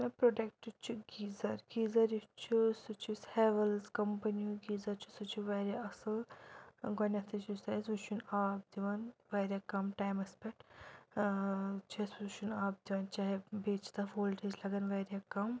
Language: Kashmiri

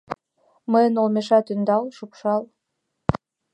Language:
Mari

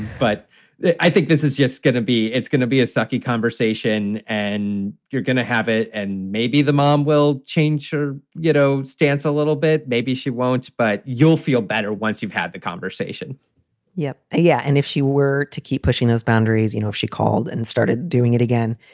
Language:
English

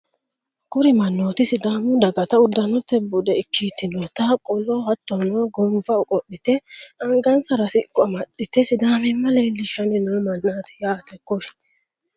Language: Sidamo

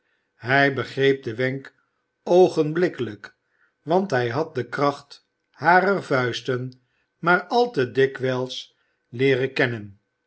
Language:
Dutch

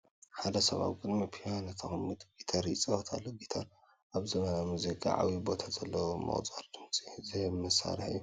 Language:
Tigrinya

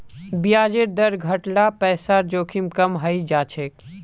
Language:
Magahi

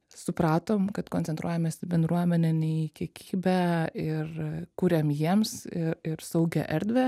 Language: Lithuanian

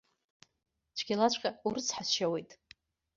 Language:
Abkhazian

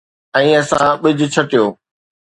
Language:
Sindhi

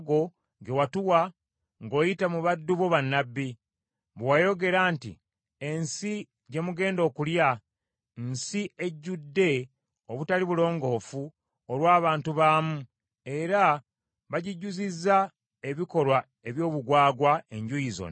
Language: Ganda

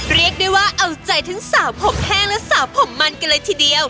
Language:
Thai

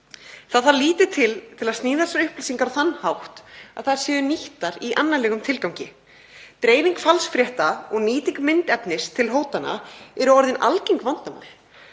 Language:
Icelandic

